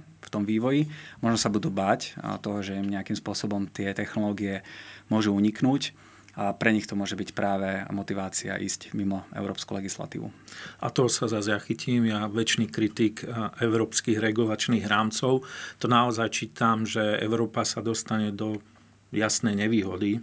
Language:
Slovak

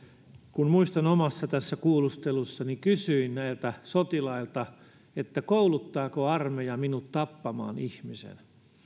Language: Finnish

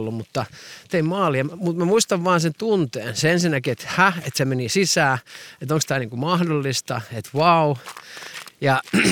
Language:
Finnish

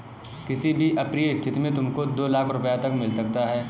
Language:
Hindi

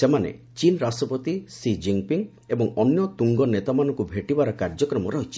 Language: Odia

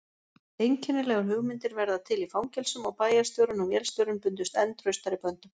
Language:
Icelandic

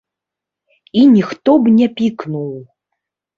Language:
Belarusian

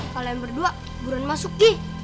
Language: Indonesian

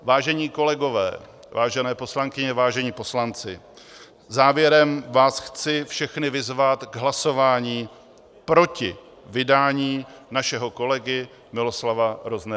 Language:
Czech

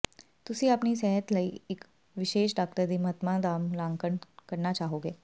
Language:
Punjabi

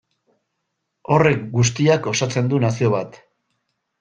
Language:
Basque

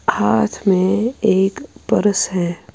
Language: Urdu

